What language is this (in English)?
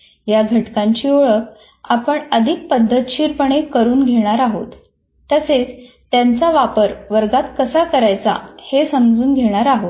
Marathi